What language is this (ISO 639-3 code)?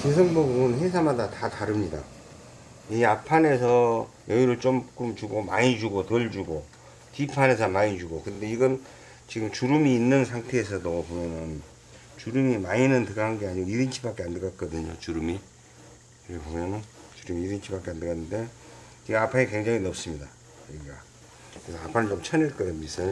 kor